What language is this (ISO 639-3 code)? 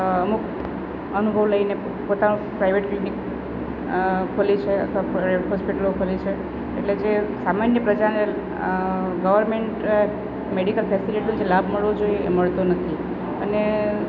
guj